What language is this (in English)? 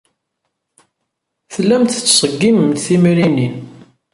Kabyle